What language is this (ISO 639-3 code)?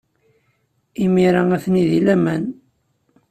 kab